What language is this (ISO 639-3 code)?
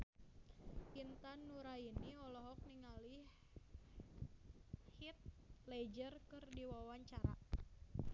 sun